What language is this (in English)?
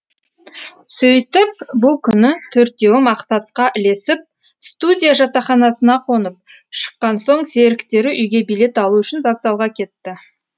Kazakh